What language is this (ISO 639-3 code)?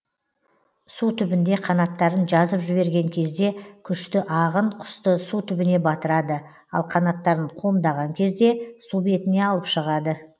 kaz